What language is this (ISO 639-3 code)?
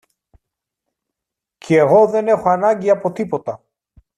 ell